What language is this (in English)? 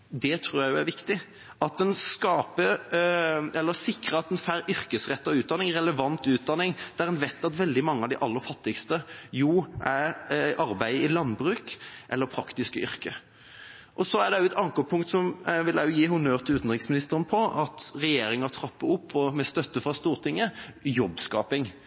Norwegian Bokmål